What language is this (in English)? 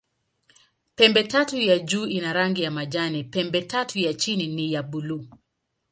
Swahili